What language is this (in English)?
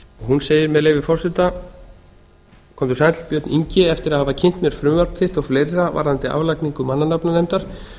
Icelandic